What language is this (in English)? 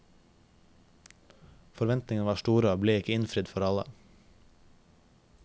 Norwegian